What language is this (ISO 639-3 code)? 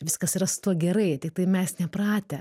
lit